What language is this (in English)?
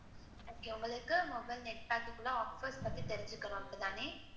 Tamil